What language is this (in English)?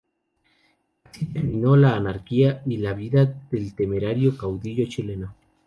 Spanish